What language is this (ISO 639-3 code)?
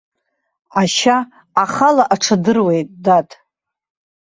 abk